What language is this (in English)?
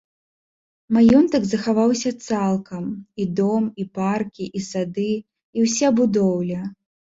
Belarusian